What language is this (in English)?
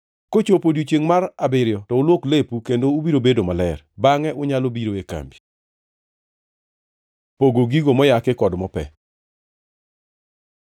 Luo (Kenya and Tanzania)